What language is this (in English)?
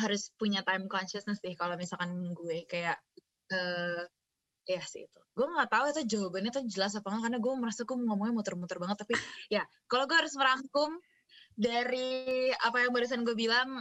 Indonesian